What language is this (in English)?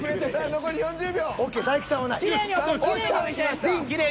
Japanese